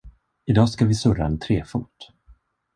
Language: Swedish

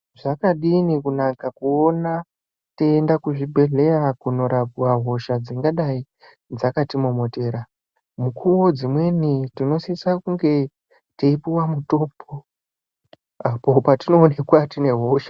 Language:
Ndau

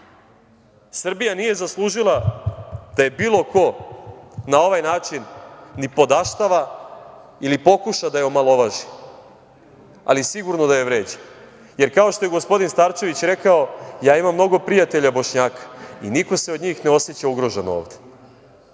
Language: Serbian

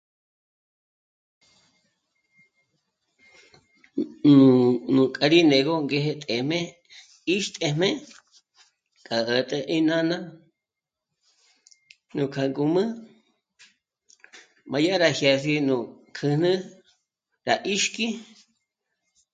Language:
Michoacán Mazahua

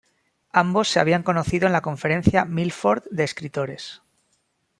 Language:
Spanish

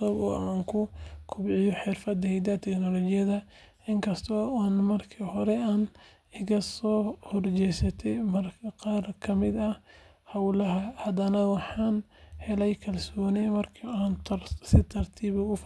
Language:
Somali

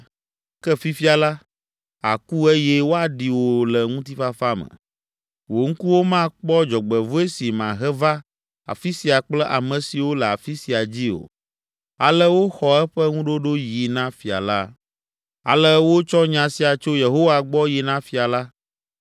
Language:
Ewe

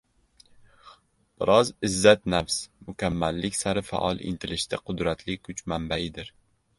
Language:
Uzbek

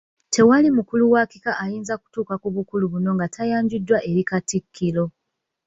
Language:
Ganda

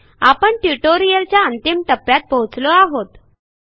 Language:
Marathi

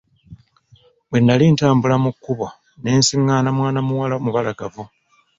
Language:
Ganda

